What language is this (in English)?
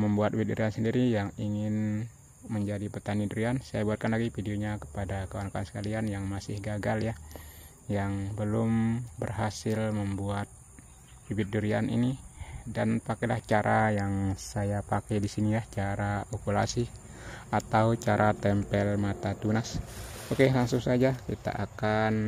Indonesian